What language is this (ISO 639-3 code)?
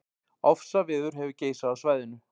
isl